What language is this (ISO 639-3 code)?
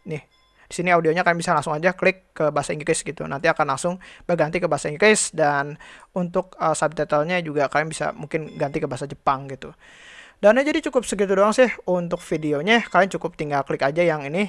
ind